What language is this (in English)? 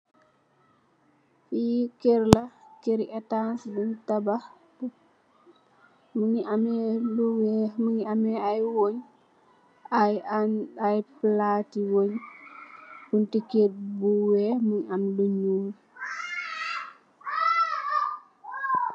Wolof